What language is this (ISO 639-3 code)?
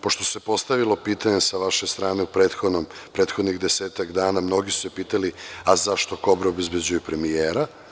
srp